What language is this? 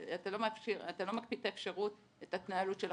Hebrew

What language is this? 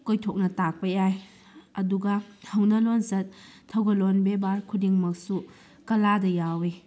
Manipuri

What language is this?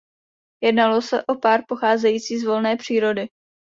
Czech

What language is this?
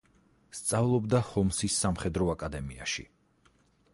Georgian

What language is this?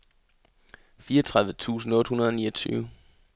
Danish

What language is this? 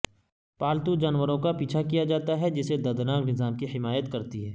Urdu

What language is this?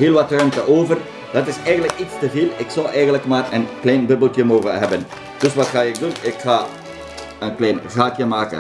Dutch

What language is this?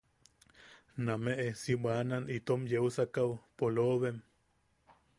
Yaqui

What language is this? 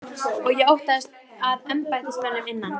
Icelandic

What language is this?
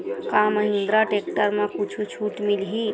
Chhattisgarhi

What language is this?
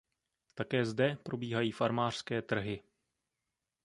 Czech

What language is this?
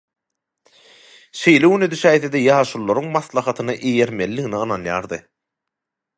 Turkmen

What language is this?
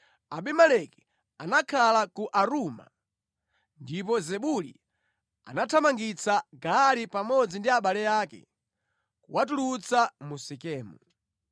Nyanja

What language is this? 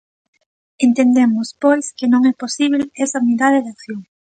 Galician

